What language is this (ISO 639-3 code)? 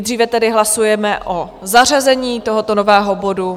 ces